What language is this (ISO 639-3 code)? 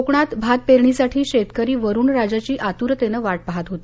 mar